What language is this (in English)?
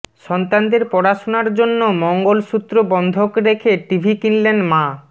Bangla